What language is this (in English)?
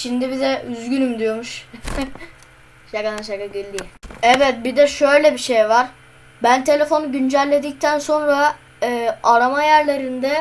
Turkish